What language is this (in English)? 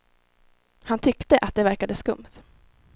Swedish